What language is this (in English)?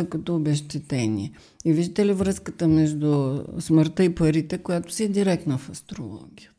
Bulgarian